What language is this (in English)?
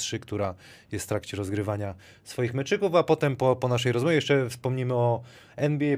Polish